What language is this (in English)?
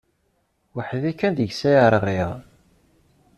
Kabyle